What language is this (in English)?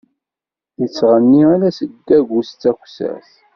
Kabyle